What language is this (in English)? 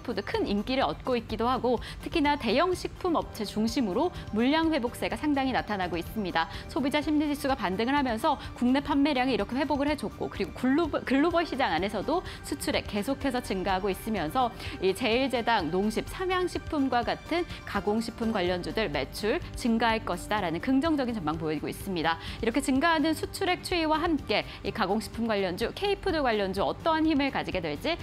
Korean